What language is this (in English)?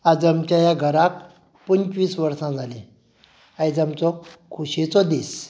Konkani